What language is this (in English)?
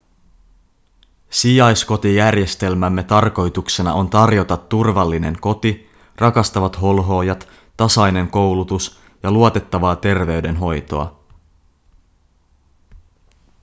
Finnish